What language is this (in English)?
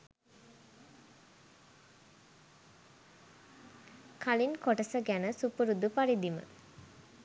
Sinhala